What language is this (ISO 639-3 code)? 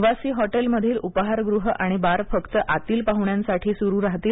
mar